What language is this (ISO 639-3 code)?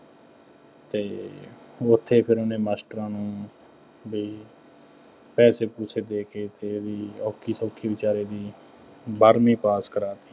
pan